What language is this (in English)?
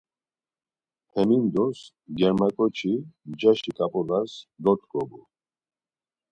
Laz